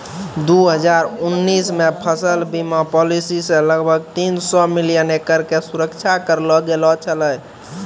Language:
Maithili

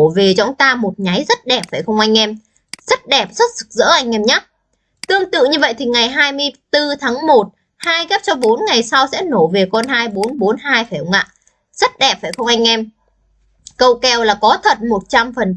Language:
Vietnamese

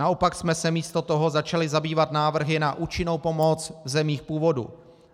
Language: Czech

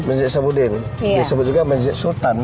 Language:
Indonesian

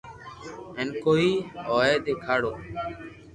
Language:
Loarki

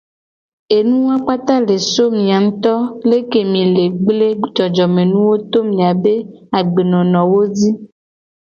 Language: Gen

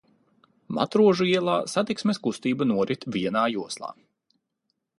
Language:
Latvian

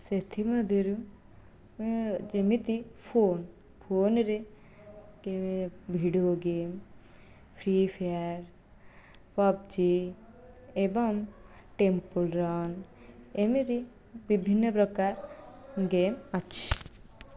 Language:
Odia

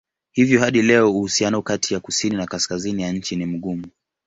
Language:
Swahili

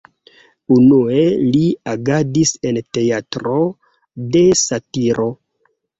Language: Esperanto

